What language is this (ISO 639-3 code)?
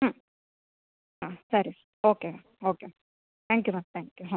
kan